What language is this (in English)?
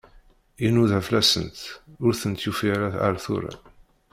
Kabyle